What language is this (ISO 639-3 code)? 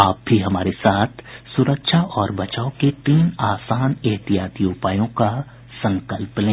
hin